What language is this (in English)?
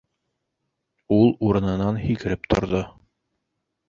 Bashkir